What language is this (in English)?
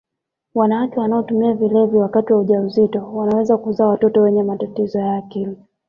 Swahili